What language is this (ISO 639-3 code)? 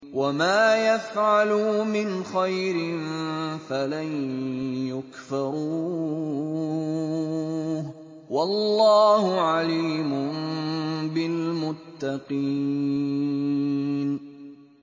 ara